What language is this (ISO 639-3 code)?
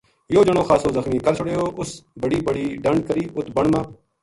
gju